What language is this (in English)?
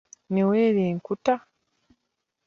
Ganda